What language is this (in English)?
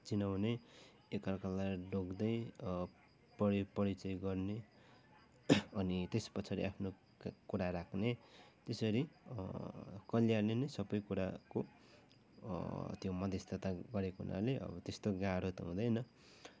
Nepali